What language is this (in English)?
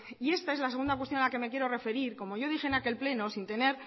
Spanish